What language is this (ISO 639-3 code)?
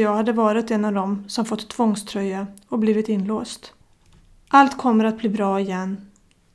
swe